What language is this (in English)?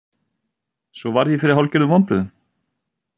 Icelandic